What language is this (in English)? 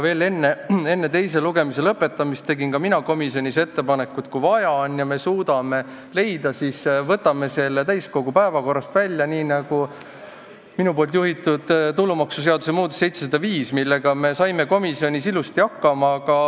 Estonian